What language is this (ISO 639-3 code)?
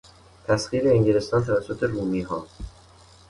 fas